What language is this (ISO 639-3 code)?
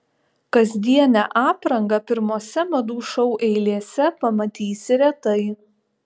lit